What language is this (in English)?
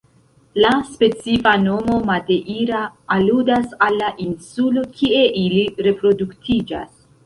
Esperanto